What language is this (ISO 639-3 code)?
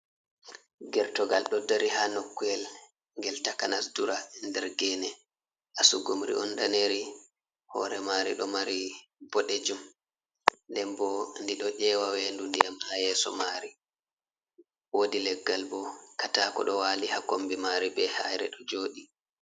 ful